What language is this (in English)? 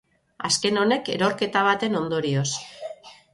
Basque